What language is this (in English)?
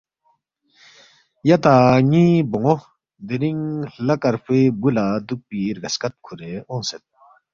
Balti